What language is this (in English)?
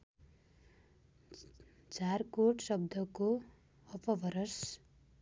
Nepali